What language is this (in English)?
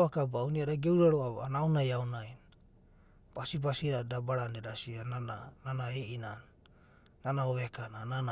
Abadi